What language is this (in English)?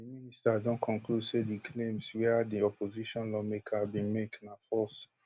Nigerian Pidgin